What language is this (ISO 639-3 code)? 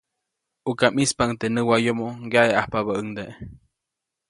zoc